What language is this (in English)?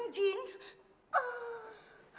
Vietnamese